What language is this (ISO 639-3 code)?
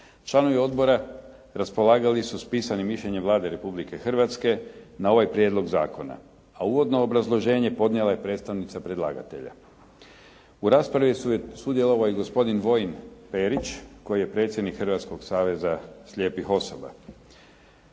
hrv